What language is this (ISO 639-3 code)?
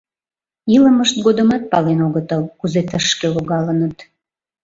chm